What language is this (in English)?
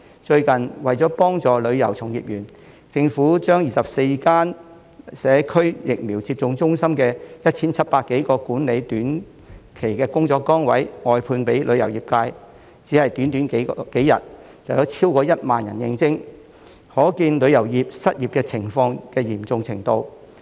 Cantonese